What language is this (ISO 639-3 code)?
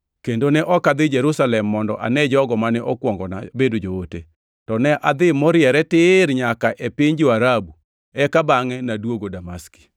luo